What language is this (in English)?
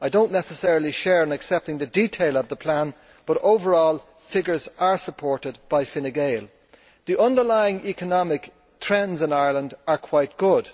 English